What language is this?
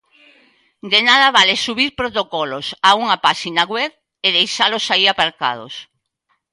Galician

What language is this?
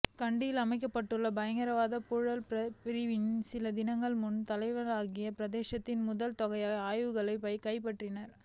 Tamil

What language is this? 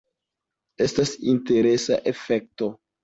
Esperanto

